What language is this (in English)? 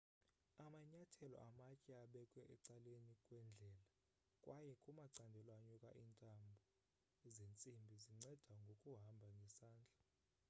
Xhosa